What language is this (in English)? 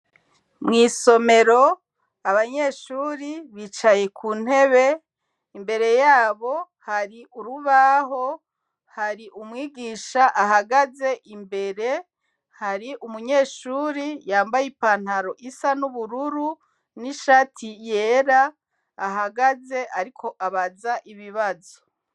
Rundi